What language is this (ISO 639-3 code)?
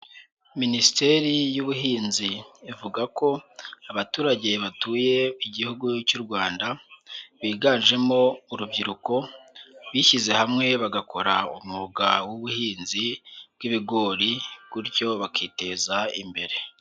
kin